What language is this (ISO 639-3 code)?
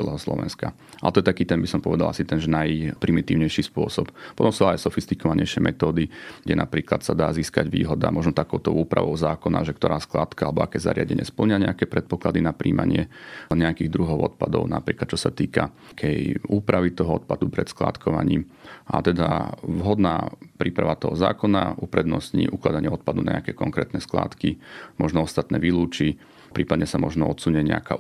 slk